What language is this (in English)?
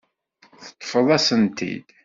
Kabyle